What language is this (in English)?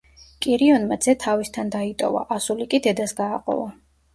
Georgian